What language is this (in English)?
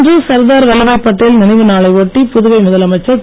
Tamil